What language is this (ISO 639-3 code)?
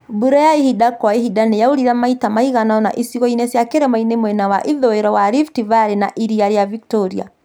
kik